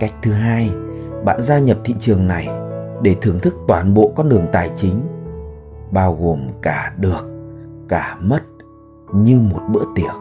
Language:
Vietnamese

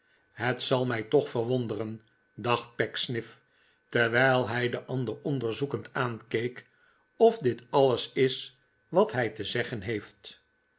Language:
Dutch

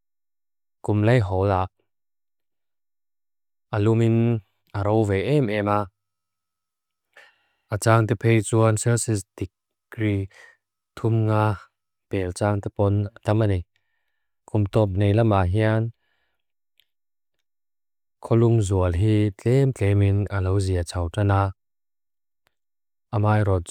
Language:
Mizo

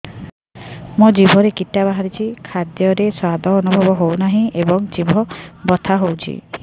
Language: Odia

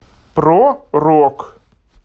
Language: Russian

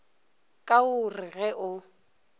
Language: Northern Sotho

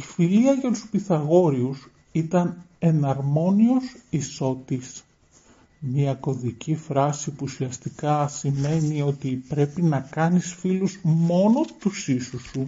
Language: Greek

